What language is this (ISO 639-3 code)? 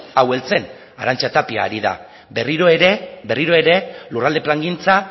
eus